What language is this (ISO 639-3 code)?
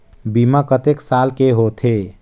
hne